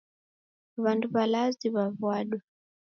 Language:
Taita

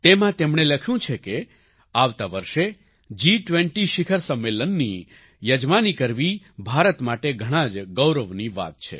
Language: Gujarati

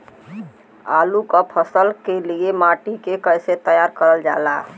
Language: Bhojpuri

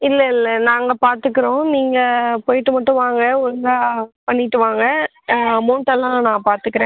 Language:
Tamil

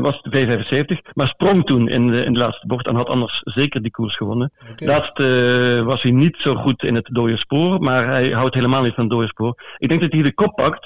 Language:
Dutch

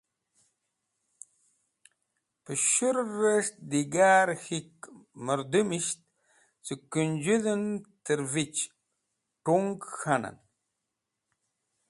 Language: Wakhi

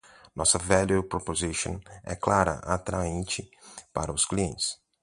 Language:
Portuguese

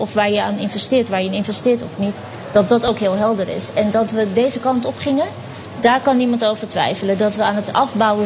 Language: Dutch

